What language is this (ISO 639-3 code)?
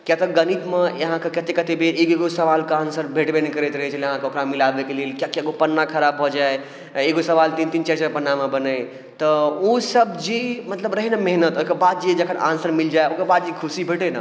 mai